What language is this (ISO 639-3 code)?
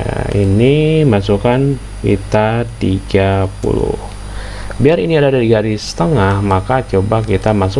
ind